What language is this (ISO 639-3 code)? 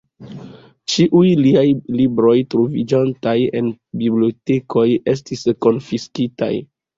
epo